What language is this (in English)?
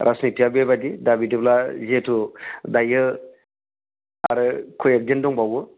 Bodo